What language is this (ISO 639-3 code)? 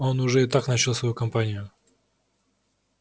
rus